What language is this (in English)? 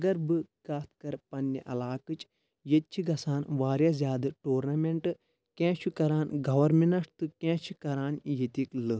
Kashmiri